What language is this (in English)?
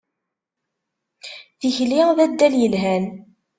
Kabyle